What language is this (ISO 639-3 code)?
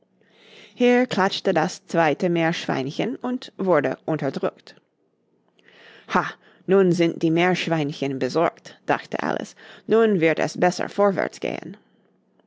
deu